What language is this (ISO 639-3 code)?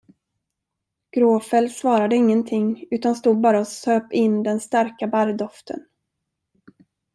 swe